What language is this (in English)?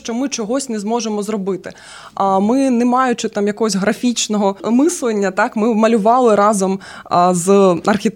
Ukrainian